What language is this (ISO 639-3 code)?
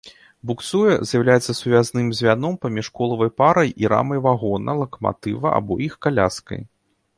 bel